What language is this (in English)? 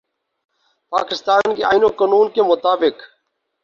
Urdu